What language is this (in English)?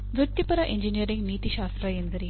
Kannada